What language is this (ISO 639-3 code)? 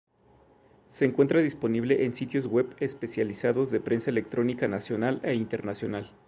spa